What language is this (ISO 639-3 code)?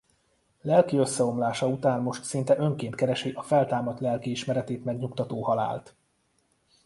hun